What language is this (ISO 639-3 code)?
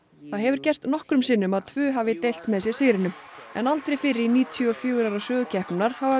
isl